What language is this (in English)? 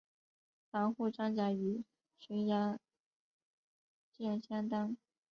Chinese